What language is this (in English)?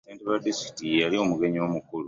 Ganda